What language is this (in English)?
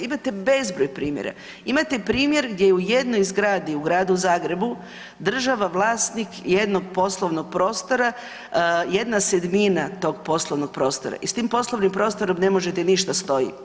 Croatian